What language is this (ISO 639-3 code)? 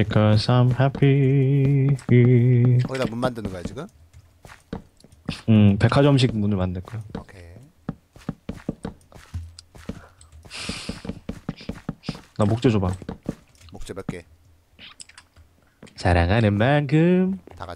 kor